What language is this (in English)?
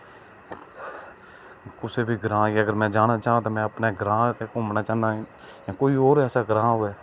Dogri